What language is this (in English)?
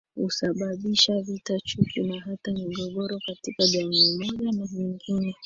Swahili